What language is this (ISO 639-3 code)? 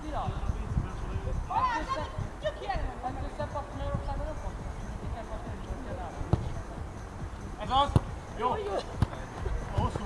hun